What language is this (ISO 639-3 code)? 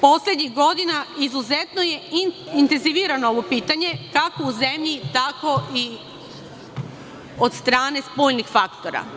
srp